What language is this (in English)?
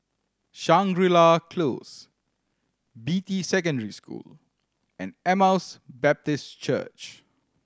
English